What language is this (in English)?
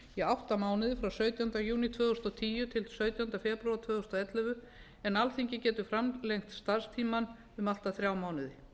Icelandic